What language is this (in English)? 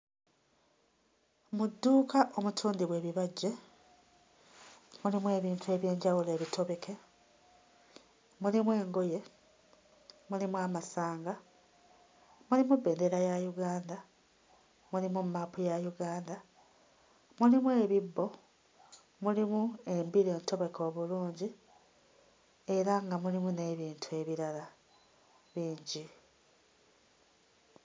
Ganda